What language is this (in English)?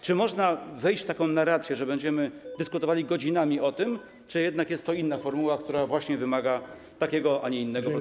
Polish